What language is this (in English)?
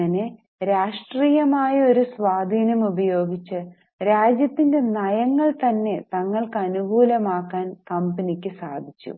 Malayalam